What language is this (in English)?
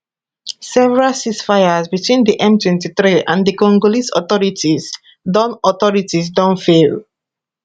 Nigerian Pidgin